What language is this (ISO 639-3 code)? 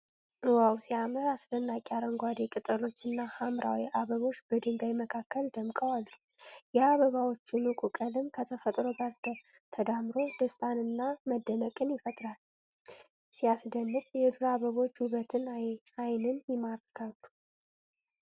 amh